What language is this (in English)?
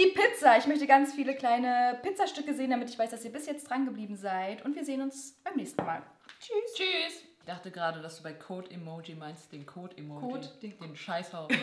German